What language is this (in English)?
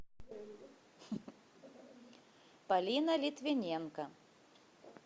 Russian